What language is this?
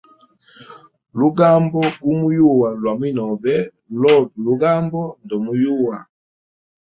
Hemba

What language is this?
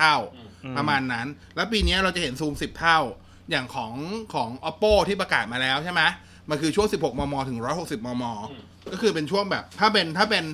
Thai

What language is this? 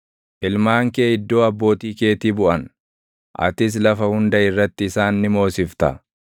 Oromo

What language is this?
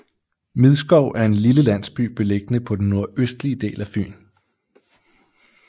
Danish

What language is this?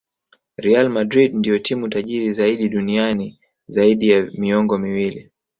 Swahili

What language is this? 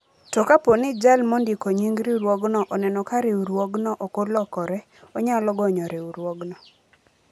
Luo (Kenya and Tanzania)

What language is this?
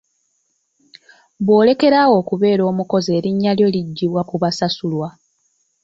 Ganda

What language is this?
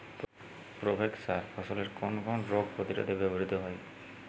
Bangla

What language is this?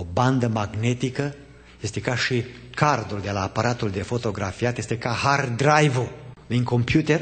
Romanian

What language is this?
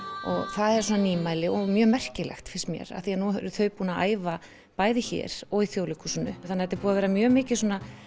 Icelandic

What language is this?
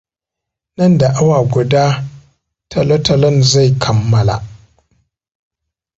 Hausa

